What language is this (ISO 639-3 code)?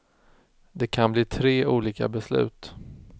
swe